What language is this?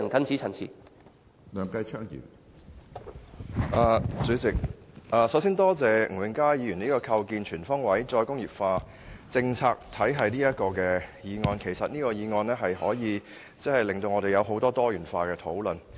Cantonese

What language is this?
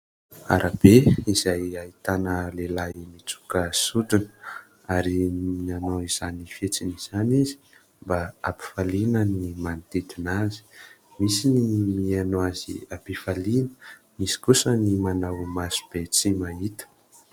Malagasy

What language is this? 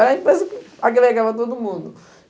Portuguese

